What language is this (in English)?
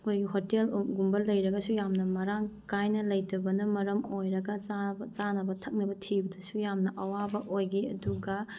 Manipuri